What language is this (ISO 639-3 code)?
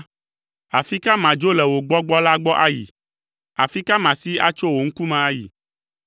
ewe